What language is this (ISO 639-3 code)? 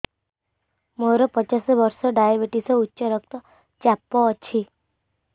ori